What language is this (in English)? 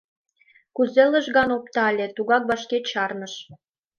Mari